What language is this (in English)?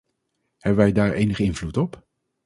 Dutch